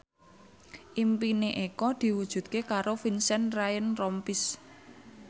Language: Javanese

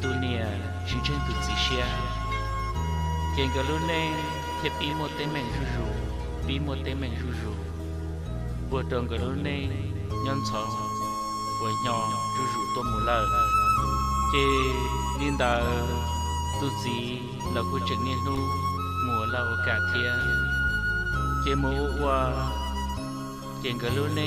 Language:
Vietnamese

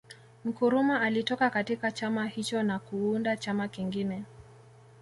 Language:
Swahili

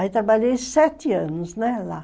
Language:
Portuguese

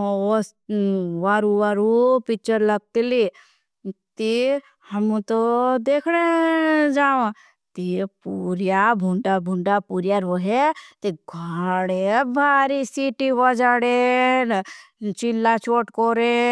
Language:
Bhili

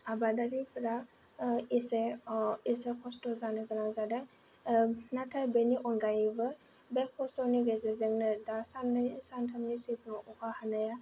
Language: Bodo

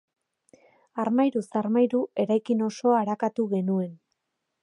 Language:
Basque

